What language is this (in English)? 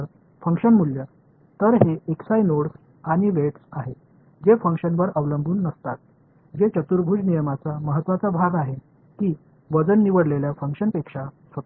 Tamil